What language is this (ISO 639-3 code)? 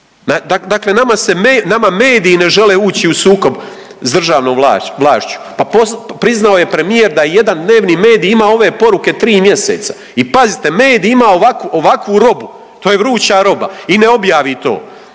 hrv